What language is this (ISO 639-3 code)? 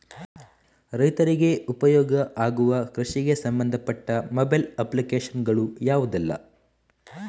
kan